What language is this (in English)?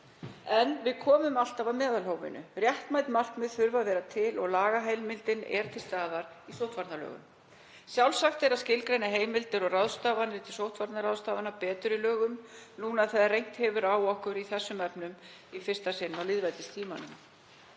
Icelandic